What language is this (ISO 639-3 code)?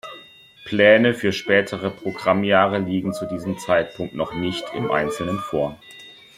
deu